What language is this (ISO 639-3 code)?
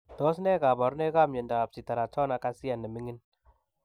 kln